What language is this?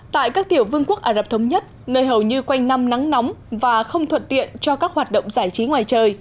Vietnamese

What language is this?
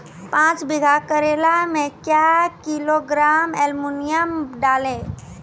Maithili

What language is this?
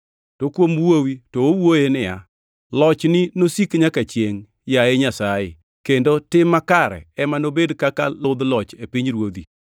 Luo (Kenya and Tanzania)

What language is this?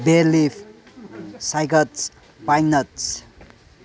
Manipuri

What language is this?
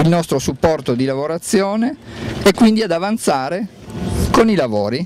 Italian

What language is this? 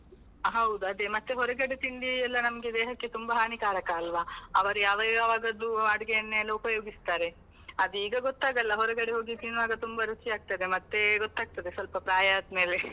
Kannada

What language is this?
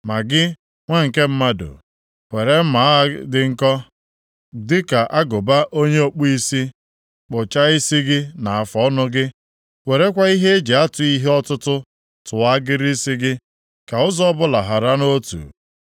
Igbo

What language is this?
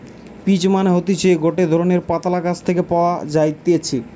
Bangla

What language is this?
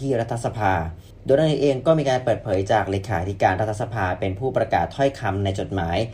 Thai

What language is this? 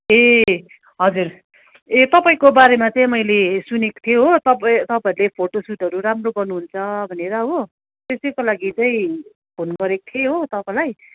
Nepali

